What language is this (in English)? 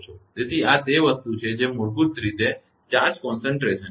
Gujarati